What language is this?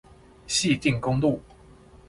Chinese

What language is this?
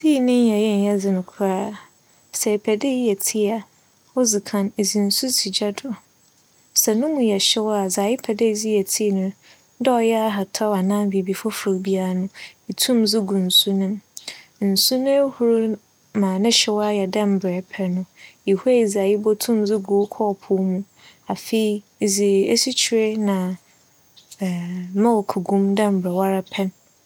Akan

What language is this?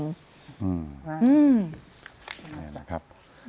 Thai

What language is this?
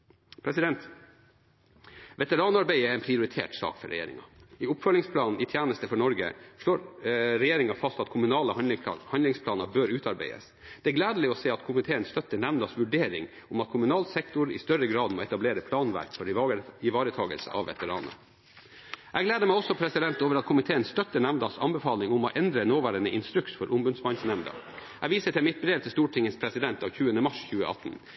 Norwegian Bokmål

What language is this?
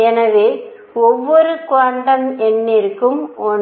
Tamil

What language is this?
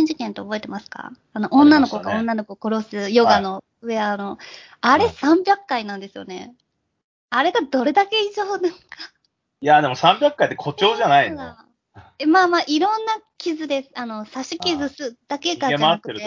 Japanese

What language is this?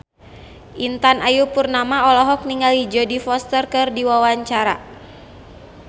Sundanese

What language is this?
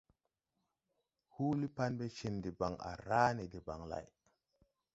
Tupuri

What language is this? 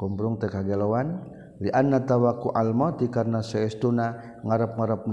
Malay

